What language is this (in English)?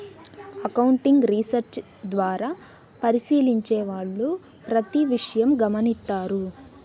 Telugu